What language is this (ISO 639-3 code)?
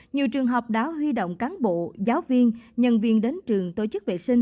vie